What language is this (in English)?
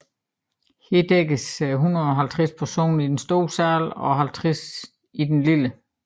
Danish